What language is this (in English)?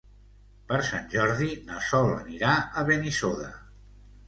Catalan